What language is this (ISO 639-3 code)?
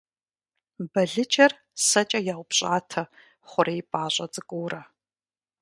kbd